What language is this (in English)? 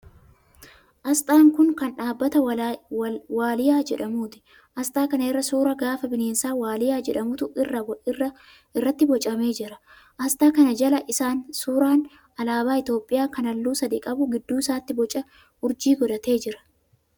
Oromo